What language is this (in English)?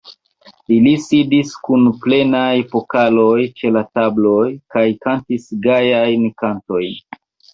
Esperanto